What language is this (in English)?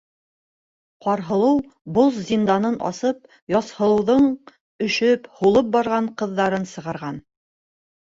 Bashkir